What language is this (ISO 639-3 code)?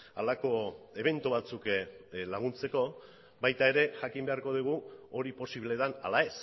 eus